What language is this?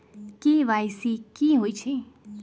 Magahi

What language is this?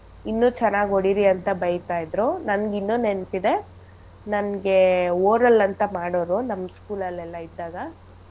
Kannada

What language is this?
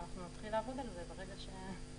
Hebrew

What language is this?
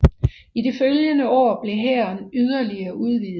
Danish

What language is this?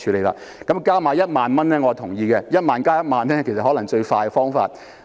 Cantonese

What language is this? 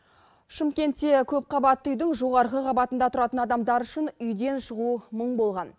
Kazakh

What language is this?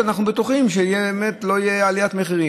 Hebrew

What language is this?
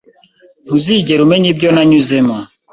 Kinyarwanda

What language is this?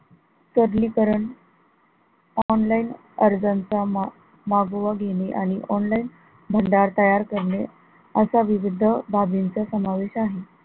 Marathi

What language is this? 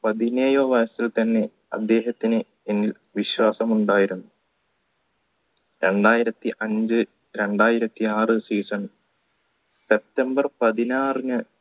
Malayalam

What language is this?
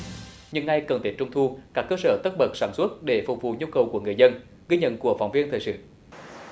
Vietnamese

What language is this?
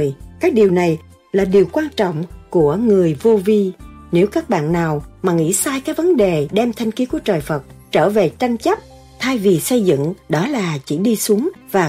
Vietnamese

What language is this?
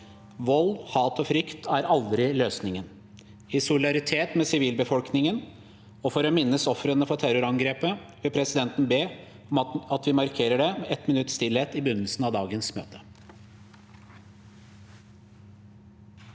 Norwegian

